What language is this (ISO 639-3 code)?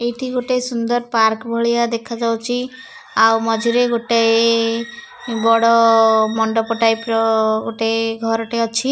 ori